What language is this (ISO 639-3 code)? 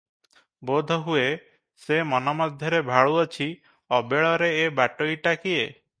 ori